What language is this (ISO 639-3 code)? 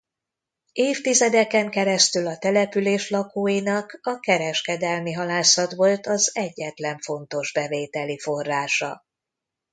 hun